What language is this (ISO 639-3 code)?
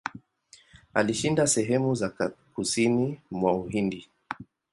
swa